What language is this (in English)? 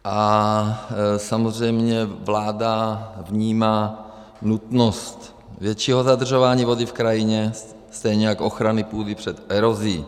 Czech